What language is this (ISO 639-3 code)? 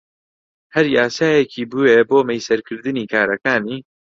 ckb